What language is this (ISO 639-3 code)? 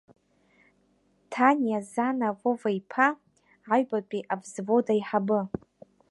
abk